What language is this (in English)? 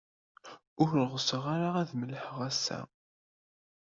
Kabyle